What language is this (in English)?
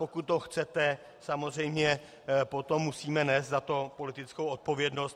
Czech